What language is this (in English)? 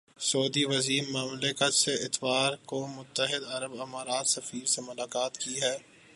Urdu